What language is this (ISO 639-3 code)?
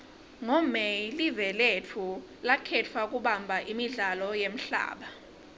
ssw